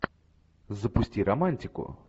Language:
Russian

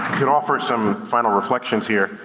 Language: English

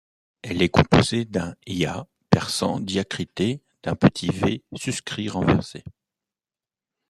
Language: French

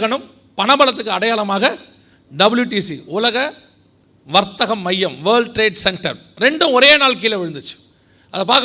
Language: Tamil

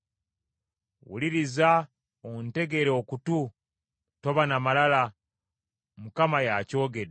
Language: Ganda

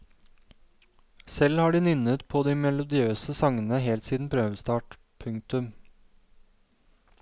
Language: Norwegian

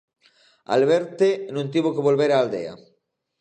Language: Galician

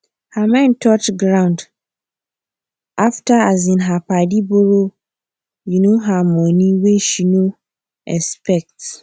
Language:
Nigerian Pidgin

